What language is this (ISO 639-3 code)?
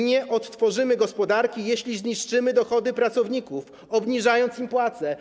pol